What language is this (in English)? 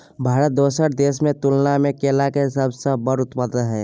Maithili